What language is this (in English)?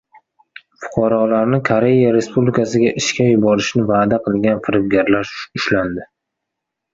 Uzbek